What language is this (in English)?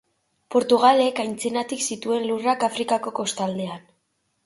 Basque